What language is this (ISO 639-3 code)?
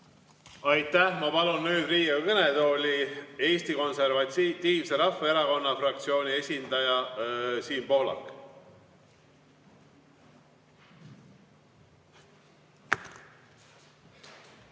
est